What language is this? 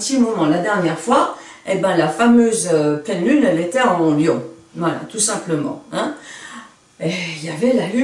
French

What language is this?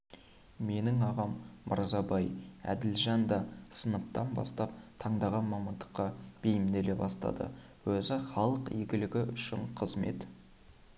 Kazakh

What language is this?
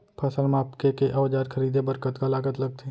Chhattisgarhi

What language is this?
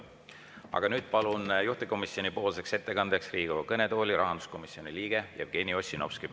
Estonian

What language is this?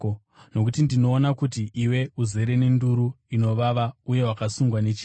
Shona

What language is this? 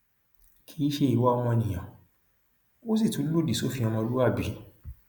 Yoruba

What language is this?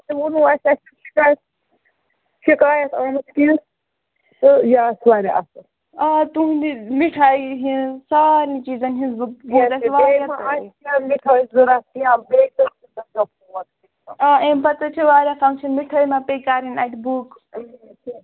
Kashmiri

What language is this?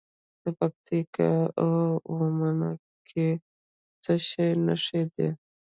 Pashto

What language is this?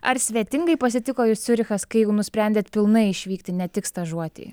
Lithuanian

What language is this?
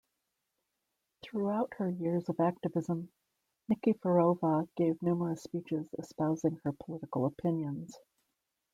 English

